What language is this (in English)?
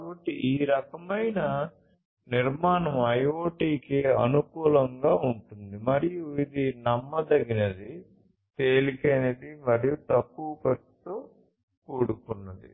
Telugu